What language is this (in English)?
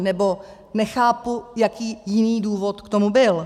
Czech